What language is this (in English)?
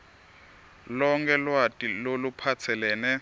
Swati